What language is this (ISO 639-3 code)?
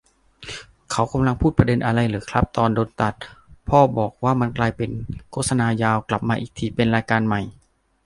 tha